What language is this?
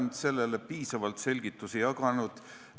Estonian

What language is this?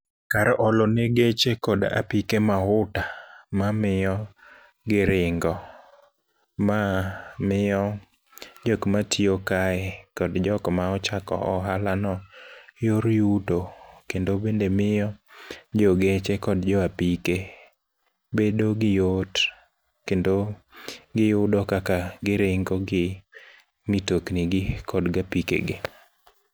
Luo (Kenya and Tanzania)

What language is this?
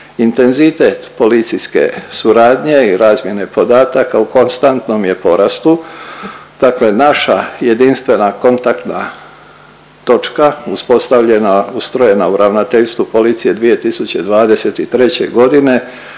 Croatian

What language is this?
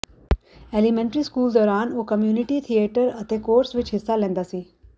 Punjabi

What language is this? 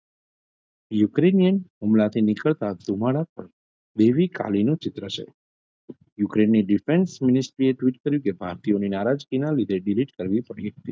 Gujarati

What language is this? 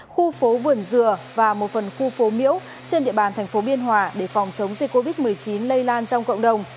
Vietnamese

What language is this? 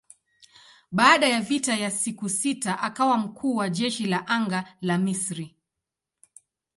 Swahili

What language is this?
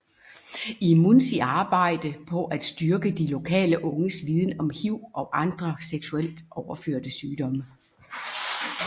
Danish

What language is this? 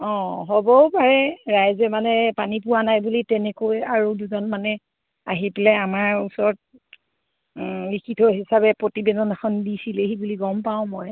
Assamese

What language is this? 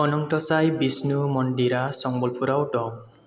Bodo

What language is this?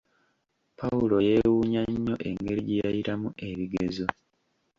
Ganda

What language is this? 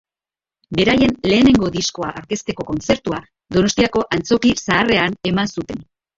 Basque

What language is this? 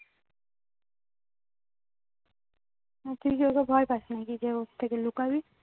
Bangla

